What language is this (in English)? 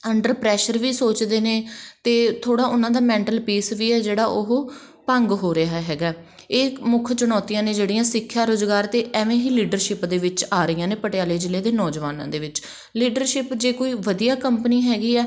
Punjabi